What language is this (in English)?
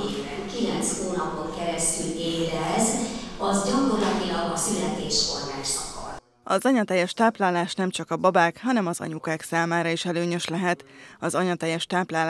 Hungarian